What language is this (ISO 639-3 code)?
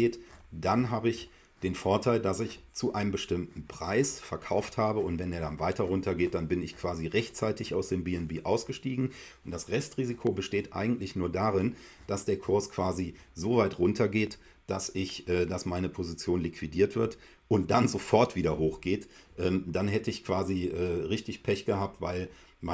deu